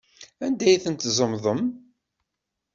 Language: Kabyle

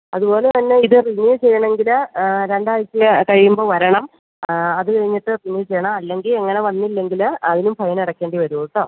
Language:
Malayalam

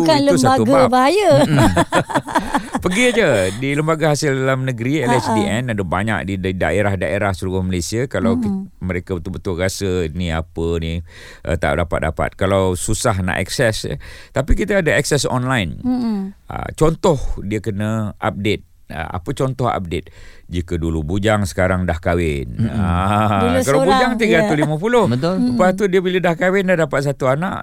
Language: Malay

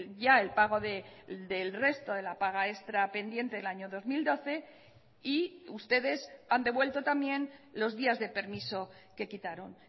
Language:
Spanish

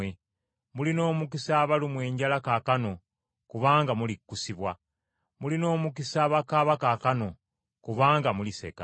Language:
Ganda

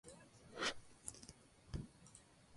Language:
Spanish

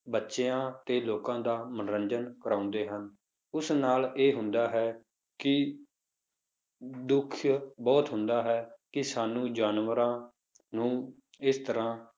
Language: Punjabi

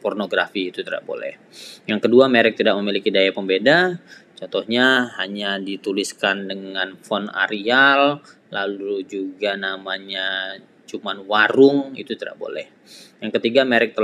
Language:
Indonesian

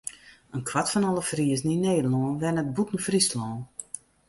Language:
Western Frisian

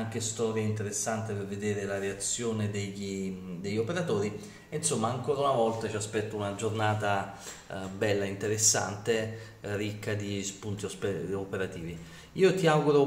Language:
Italian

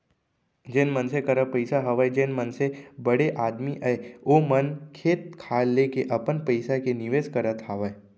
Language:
Chhattisgarhi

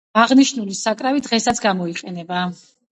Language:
Georgian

